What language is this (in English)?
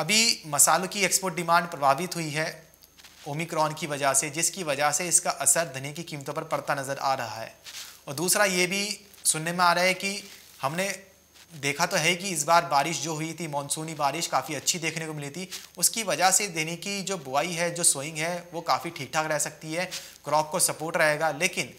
Hindi